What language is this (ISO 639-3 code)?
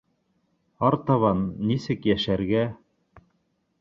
bak